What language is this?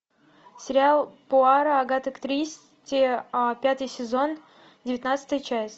Russian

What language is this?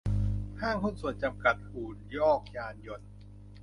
Thai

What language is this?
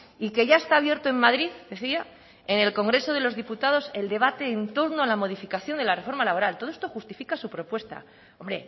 Spanish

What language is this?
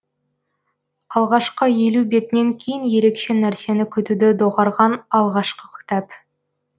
Kazakh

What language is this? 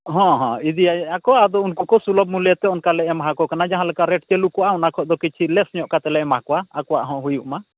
Santali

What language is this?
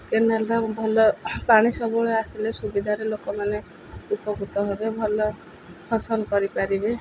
Odia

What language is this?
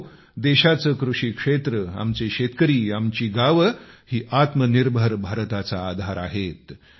Marathi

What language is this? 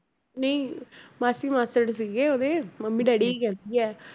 Punjabi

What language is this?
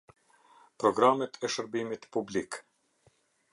Albanian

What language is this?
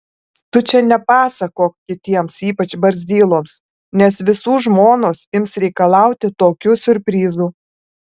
Lithuanian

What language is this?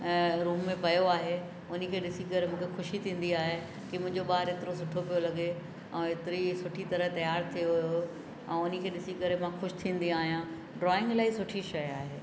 Sindhi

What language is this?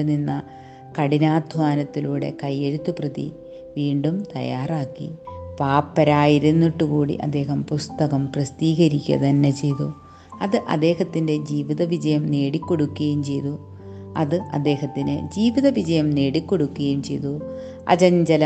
Malayalam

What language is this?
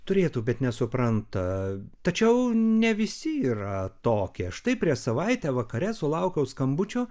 Lithuanian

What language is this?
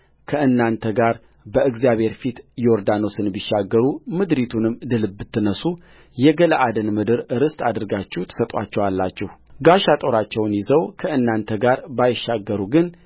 Amharic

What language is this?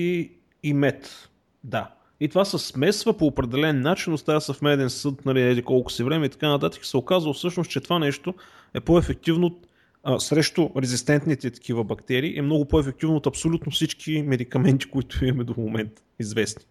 Bulgarian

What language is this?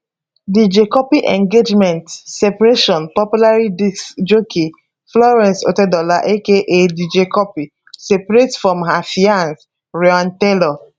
Nigerian Pidgin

